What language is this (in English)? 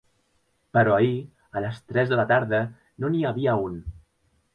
Catalan